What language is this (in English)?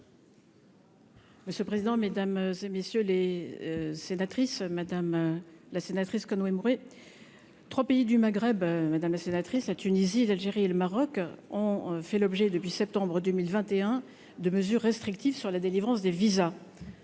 French